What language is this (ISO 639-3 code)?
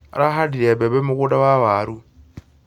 kik